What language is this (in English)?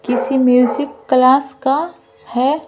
Hindi